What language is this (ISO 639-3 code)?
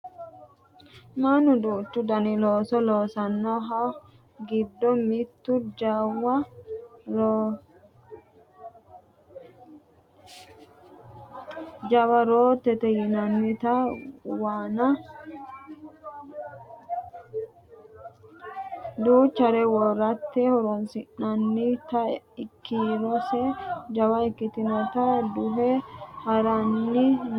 sid